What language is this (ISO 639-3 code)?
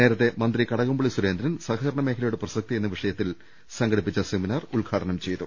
mal